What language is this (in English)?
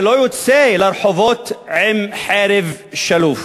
Hebrew